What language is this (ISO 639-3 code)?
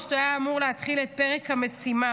heb